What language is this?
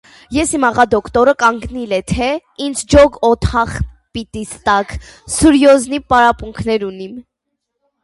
Armenian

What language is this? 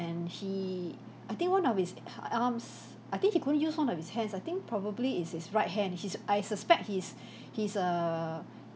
English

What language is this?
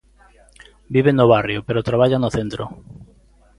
Galician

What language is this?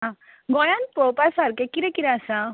Konkani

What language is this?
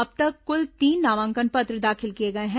Hindi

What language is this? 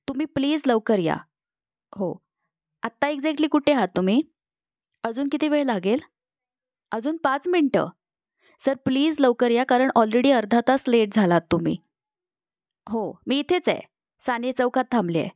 Marathi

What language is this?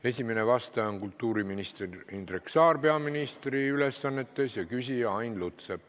Estonian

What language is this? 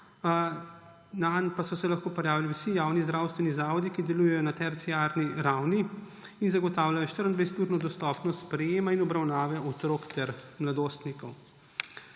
Slovenian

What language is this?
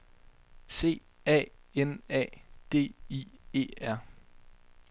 Danish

